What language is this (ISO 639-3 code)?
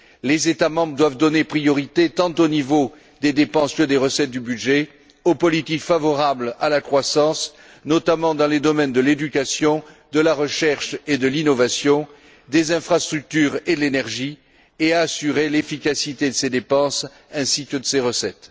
fra